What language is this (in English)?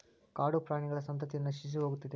Kannada